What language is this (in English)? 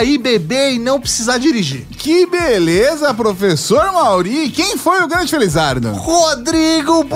Portuguese